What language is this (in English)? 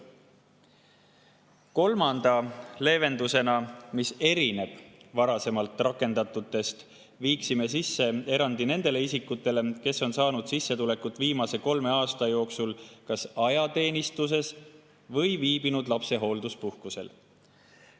Estonian